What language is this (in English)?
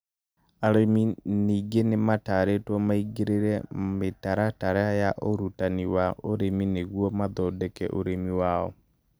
Kikuyu